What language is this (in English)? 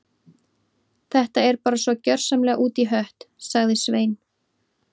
Icelandic